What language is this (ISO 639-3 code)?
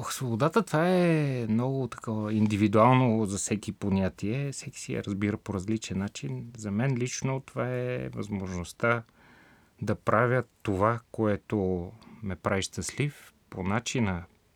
bul